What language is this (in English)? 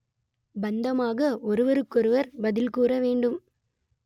Tamil